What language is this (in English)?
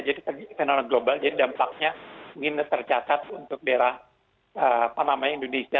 Indonesian